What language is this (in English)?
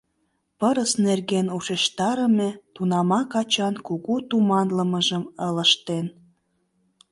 Mari